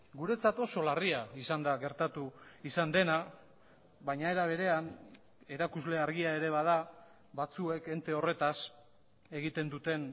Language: Basque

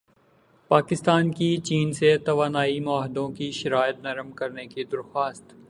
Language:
Urdu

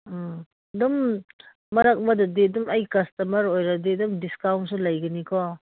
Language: Manipuri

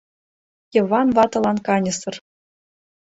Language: Mari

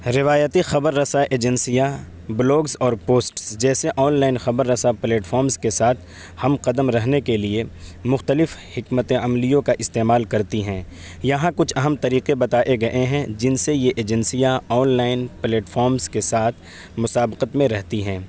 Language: Urdu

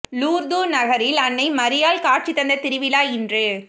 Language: Tamil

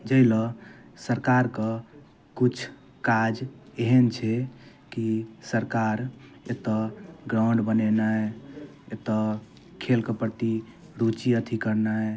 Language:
Maithili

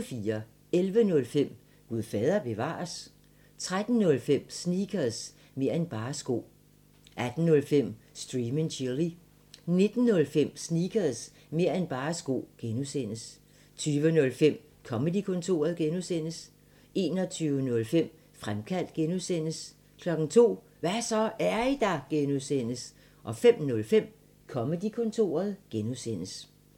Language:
Danish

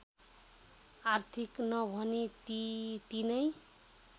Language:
Nepali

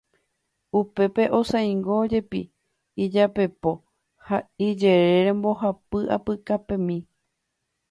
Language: Guarani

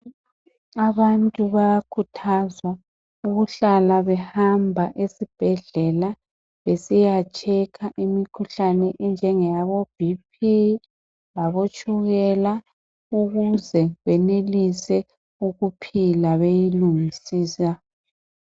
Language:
North Ndebele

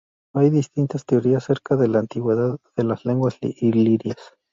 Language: Spanish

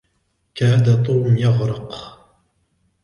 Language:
Arabic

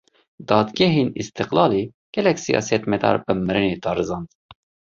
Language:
Kurdish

